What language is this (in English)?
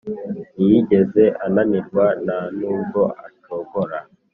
Kinyarwanda